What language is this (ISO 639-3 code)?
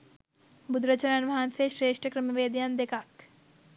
sin